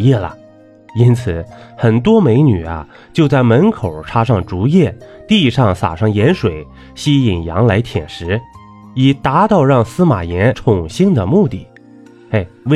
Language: Chinese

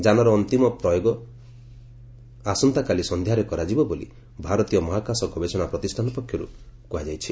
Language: Odia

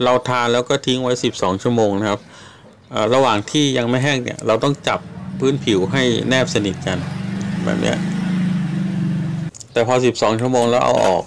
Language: Thai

